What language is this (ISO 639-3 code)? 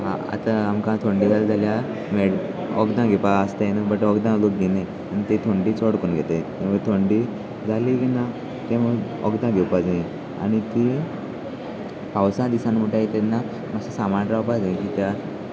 kok